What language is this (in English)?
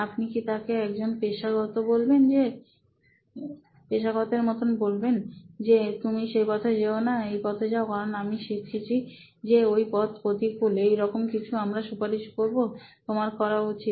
Bangla